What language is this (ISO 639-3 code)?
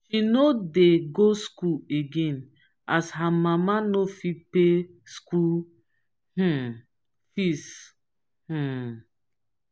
pcm